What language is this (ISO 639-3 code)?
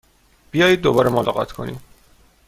fas